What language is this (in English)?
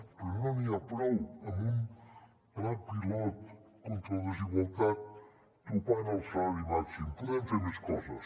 Catalan